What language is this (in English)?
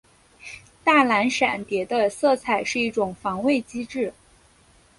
Chinese